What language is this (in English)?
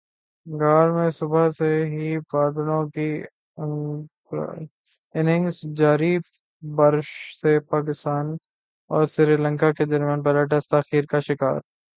Urdu